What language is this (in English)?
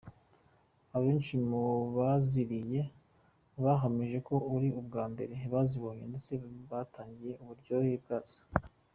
Kinyarwanda